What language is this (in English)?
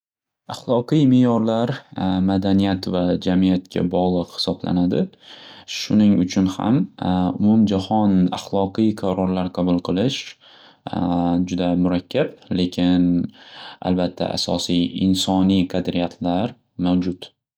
Uzbek